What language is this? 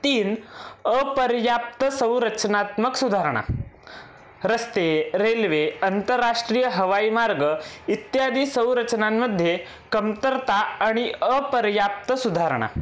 Marathi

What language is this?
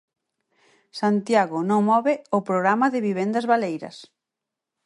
Galician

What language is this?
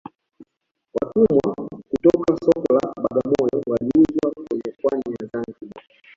Swahili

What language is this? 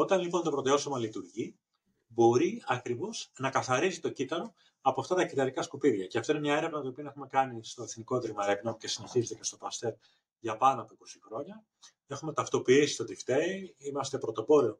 Greek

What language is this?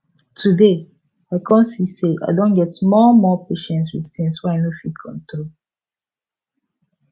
Nigerian Pidgin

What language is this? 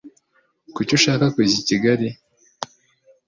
Kinyarwanda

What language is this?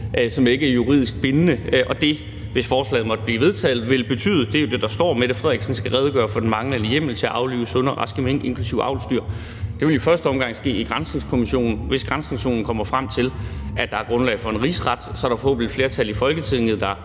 Danish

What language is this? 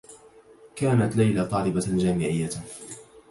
Arabic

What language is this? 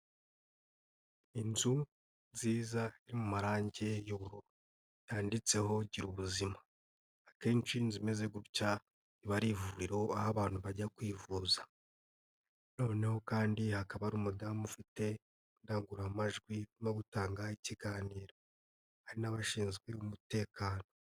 Kinyarwanda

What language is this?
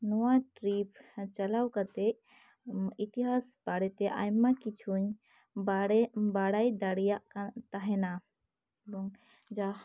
Santali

